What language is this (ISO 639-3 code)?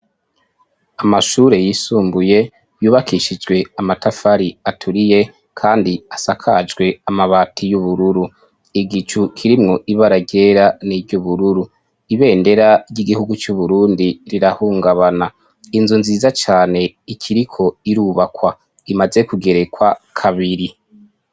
run